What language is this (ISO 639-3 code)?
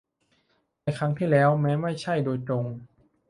tha